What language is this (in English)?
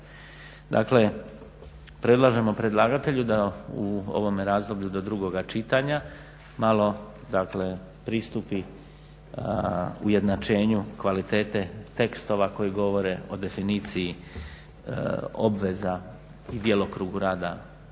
Croatian